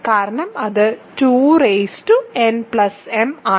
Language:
Malayalam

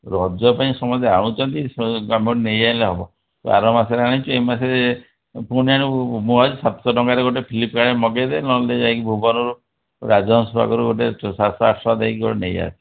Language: Odia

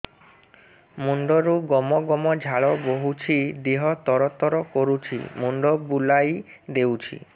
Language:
Odia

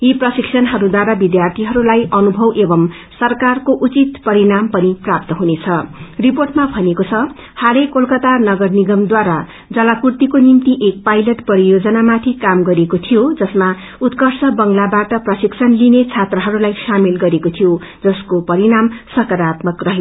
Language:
Nepali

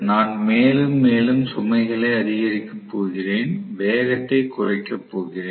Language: Tamil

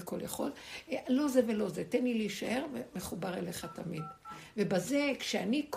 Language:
Hebrew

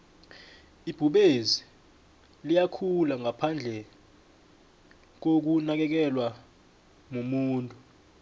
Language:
South Ndebele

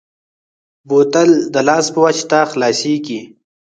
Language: Pashto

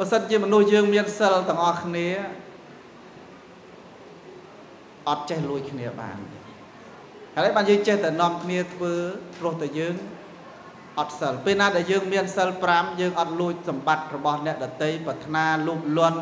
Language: Thai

